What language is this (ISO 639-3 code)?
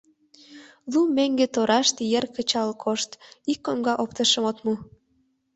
chm